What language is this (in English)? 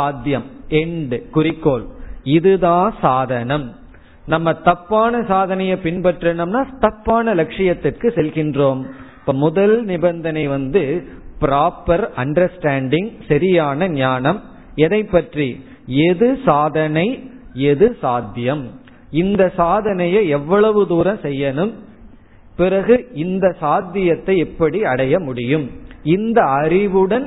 Tamil